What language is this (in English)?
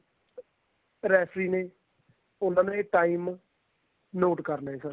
Punjabi